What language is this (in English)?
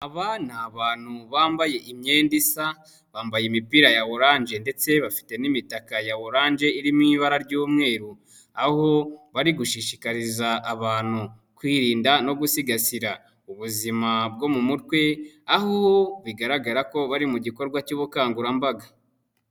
Kinyarwanda